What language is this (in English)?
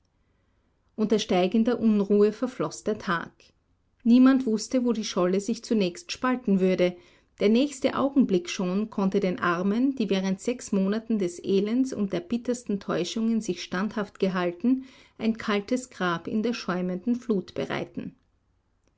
German